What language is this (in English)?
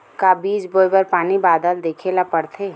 Chhattisgarhi